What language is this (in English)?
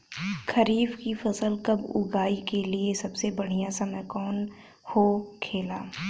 Bhojpuri